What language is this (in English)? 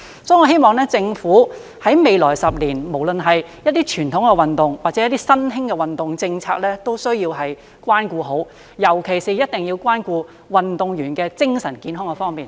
Cantonese